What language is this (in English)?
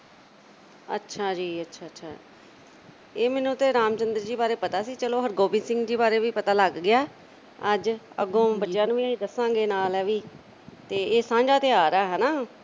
Punjabi